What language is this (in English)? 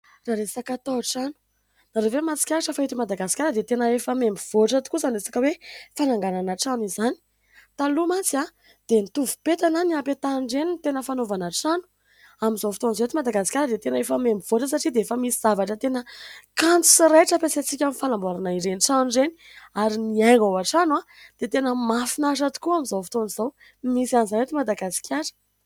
Malagasy